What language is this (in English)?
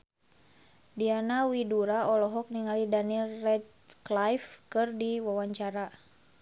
Sundanese